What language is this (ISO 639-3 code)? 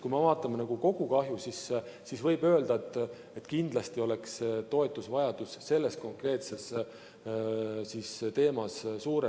est